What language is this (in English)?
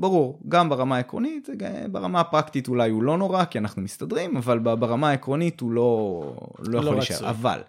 Hebrew